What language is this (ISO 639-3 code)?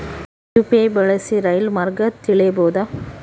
kan